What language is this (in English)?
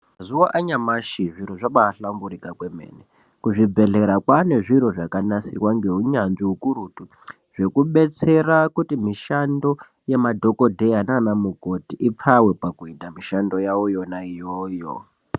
Ndau